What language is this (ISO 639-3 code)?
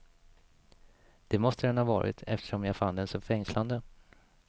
swe